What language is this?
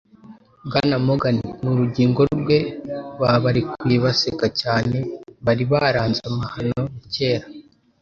Kinyarwanda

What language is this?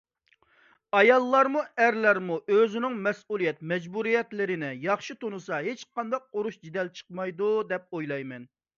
Uyghur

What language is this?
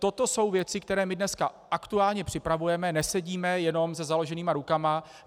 Czech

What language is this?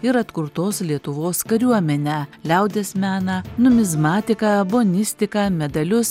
Lithuanian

